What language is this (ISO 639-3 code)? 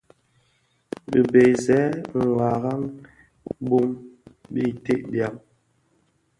ksf